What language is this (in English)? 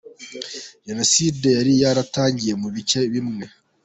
Kinyarwanda